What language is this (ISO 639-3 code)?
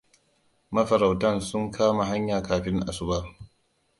hau